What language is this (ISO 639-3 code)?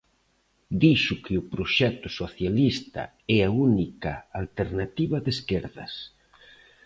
glg